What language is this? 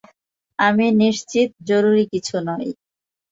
Bangla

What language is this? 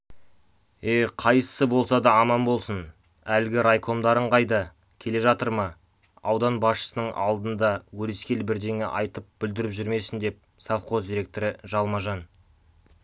Kazakh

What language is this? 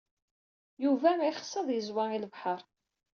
Kabyle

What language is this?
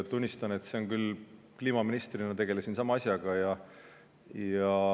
Estonian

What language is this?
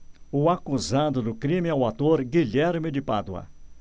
Portuguese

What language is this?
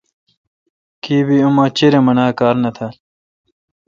Kalkoti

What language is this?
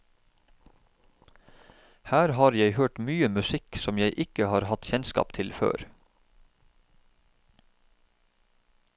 Norwegian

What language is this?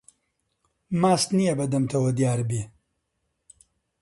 Central Kurdish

